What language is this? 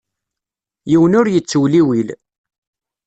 Kabyle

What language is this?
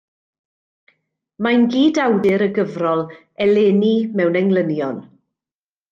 Welsh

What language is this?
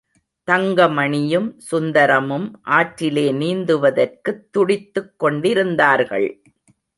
Tamil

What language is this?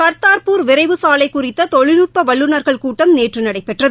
Tamil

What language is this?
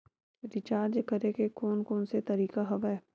Chhattisgarhi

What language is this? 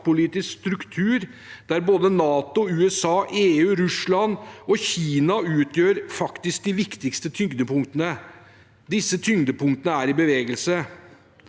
Norwegian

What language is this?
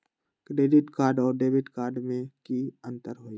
Magahi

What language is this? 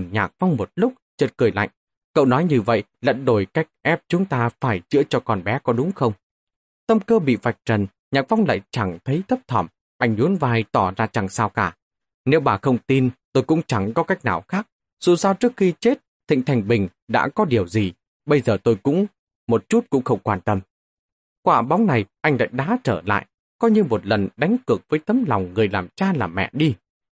Vietnamese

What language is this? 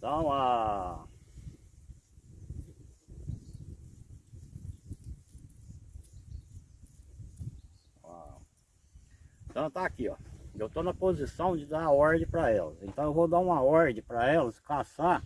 Portuguese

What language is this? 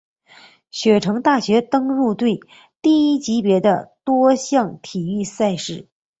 Chinese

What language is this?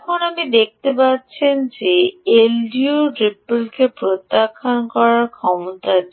Bangla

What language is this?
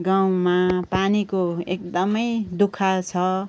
Nepali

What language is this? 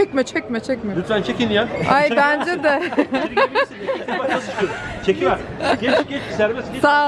Turkish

